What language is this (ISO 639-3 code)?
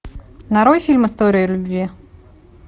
rus